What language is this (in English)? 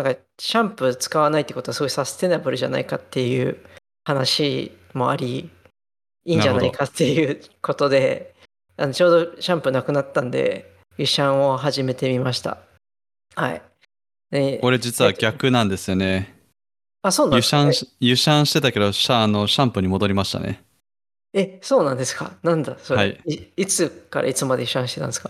Japanese